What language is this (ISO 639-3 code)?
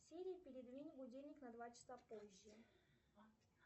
rus